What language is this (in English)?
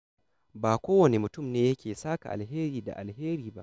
Hausa